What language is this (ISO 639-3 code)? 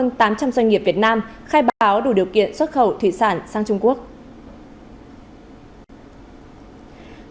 vie